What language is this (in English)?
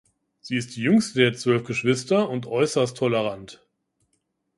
German